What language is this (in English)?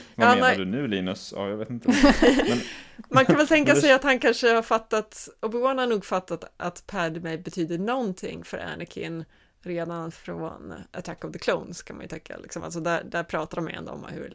Swedish